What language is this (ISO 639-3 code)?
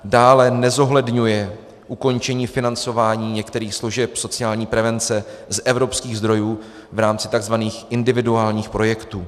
ces